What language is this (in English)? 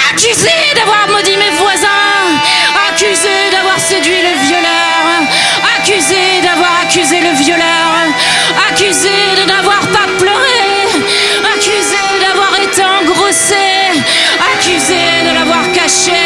French